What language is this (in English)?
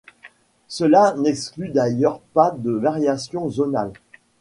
French